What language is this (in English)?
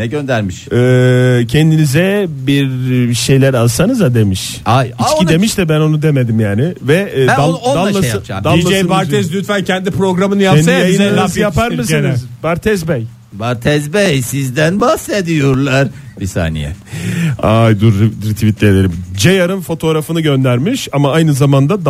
Turkish